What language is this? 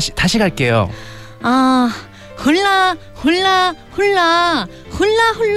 Korean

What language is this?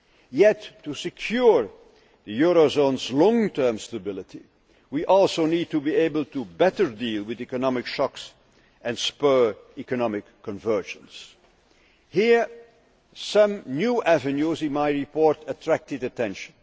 English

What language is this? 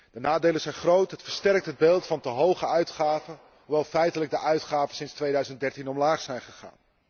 Dutch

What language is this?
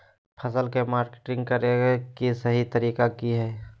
Magahi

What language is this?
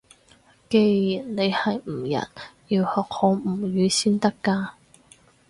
Cantonese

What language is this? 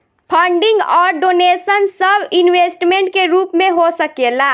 Bhojpuri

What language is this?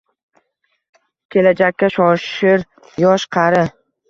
Uzbek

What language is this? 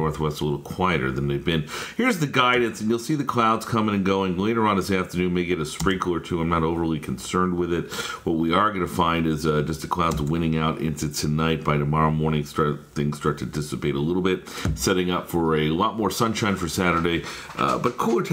English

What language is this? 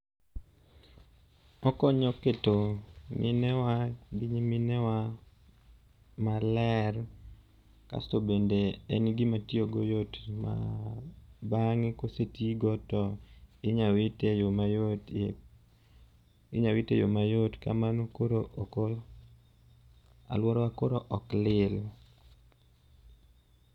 Luo (Kenya and Tanzania)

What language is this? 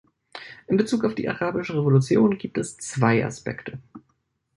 German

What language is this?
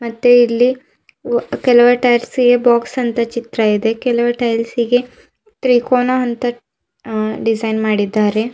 Kannada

